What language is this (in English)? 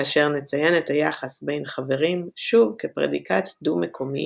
Hebrew